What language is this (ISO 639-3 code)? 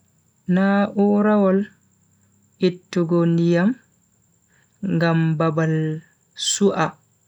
fui